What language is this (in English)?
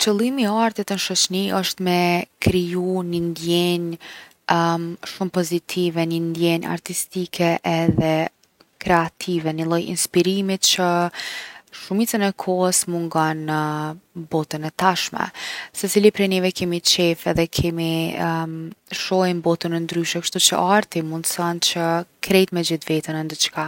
Gheg Albanian